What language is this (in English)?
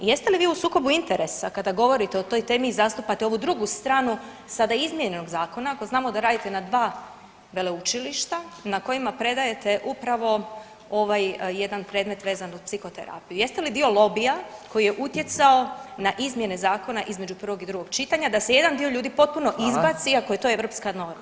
Croatian